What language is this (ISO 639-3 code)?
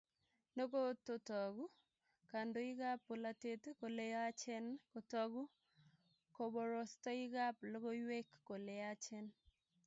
kln